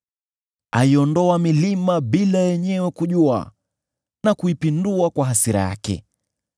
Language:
Swahili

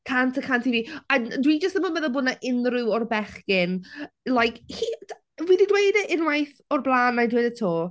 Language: Welsh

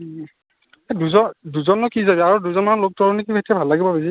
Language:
Assamese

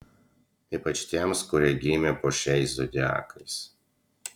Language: Lithuanian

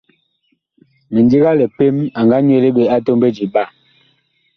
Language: Bakoko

